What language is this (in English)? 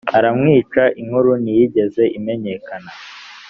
Kinyarwanda